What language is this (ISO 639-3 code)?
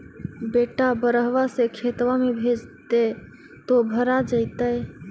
mag